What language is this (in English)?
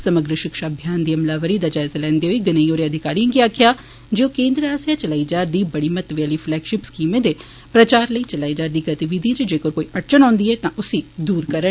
Dogri